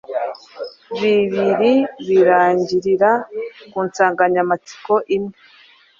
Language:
Kinyarwanda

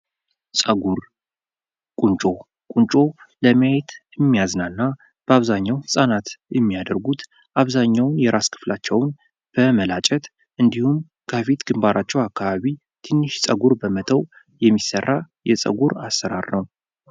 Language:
Amharic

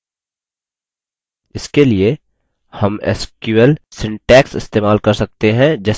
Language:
Hindi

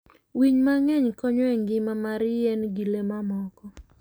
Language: Luo (Kenya and Tanzania)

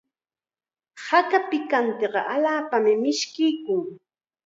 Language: Chiquián Ancash Quechua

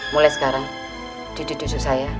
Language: Indonesian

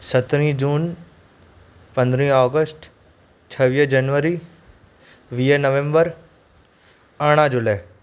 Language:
Sindhi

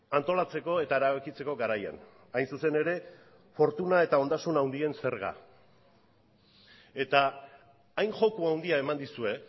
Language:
Basque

